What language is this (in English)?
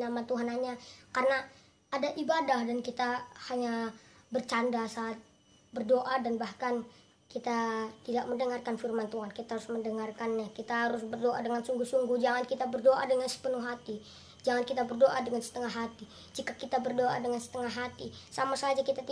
Indonesian